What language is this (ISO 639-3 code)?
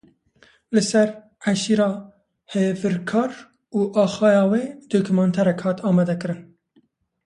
kur